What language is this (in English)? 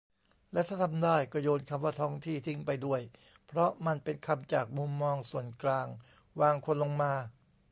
Thai